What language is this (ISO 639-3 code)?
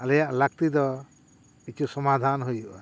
sat